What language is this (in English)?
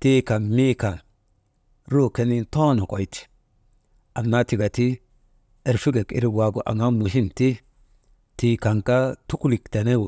Maba